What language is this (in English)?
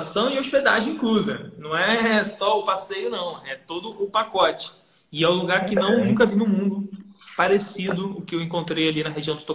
Portuguese